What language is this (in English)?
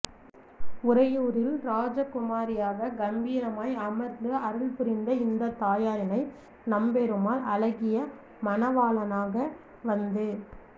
Tamil